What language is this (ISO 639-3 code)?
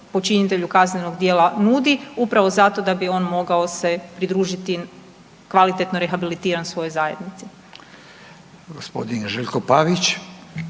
hrv